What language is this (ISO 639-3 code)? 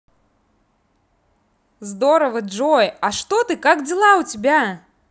rus